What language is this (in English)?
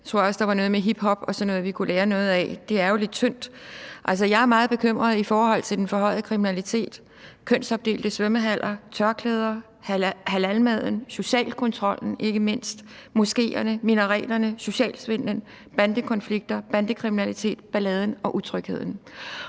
Danish